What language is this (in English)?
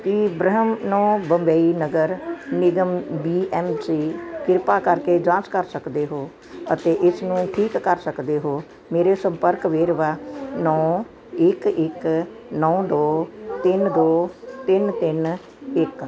Punjabi